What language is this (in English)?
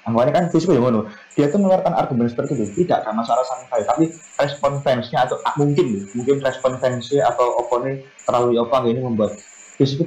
Indonesian